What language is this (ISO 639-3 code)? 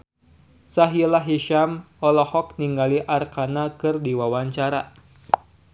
sun